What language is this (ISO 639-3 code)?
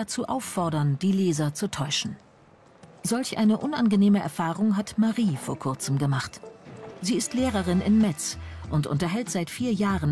deu